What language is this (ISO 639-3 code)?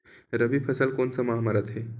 hne